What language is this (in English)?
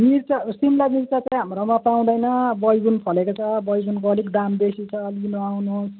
Nepali